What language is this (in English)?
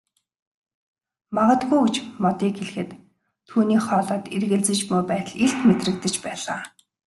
Mongolian